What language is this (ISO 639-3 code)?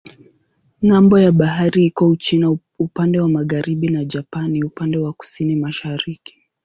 swa